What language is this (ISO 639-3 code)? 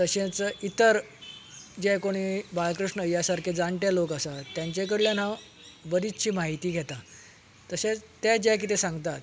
kok